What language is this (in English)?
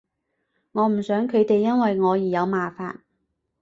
Cantonese